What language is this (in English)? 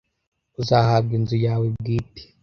Kinyarwanda